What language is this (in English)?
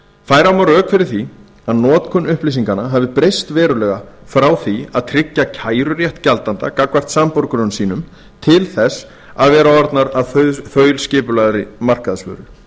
Icelandic